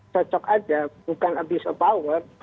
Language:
Indonesian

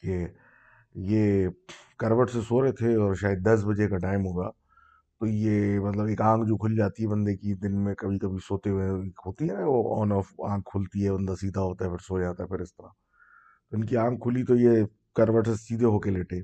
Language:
Urdu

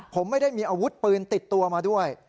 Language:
Thai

